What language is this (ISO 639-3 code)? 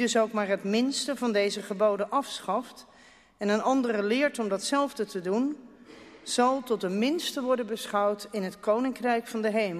nld